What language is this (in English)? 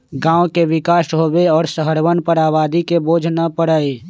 Magahi